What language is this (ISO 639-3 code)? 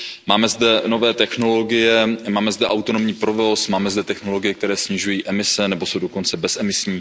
ces